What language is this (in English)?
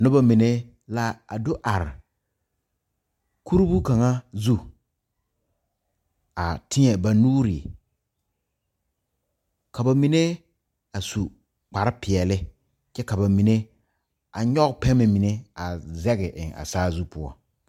Southern Dagaare